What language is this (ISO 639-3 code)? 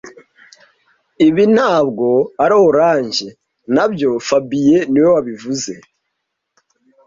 kin